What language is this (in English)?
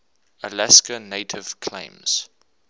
English